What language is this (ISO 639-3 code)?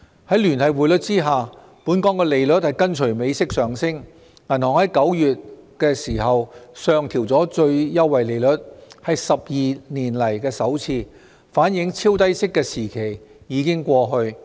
yue